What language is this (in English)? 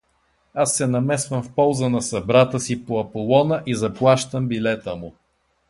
Bulgarian